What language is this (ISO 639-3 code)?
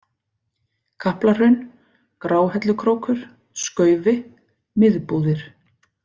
isl